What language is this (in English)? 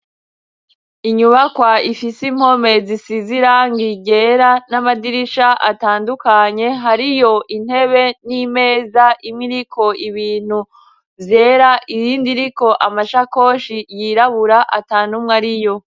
Rundi